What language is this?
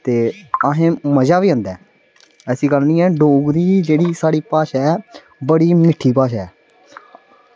Dogri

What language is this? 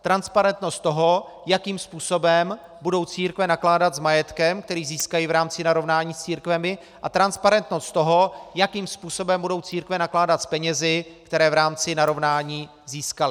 Czech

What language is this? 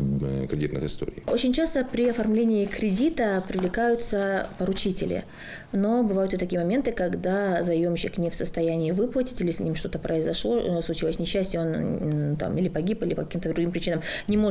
Russian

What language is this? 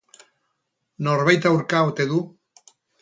Basque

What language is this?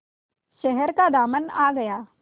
Hindi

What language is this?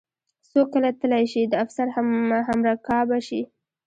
Pashto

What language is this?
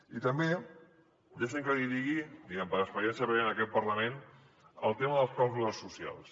Catalan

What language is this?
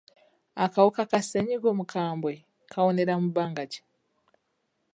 Ganda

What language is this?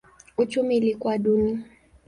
Swahili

